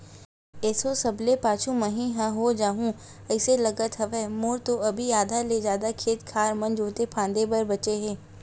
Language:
Chhattisgarhi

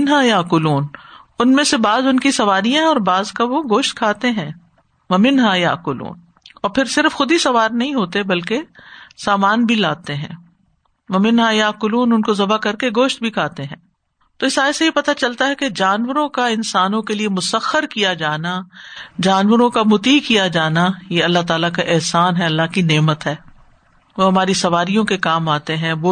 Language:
Urdu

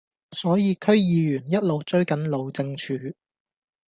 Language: Cantonese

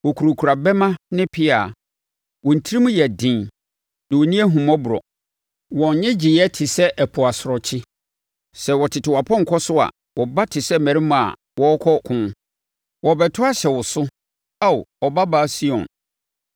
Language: Akan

